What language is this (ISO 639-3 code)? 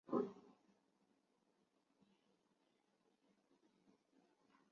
zho